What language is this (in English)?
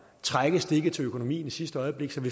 Danish